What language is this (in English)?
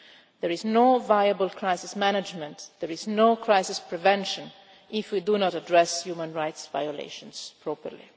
English